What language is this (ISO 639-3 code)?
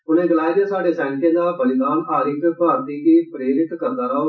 doi